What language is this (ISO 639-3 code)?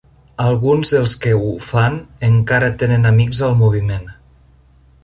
cat